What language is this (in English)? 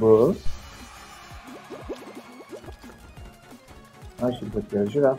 Portuguese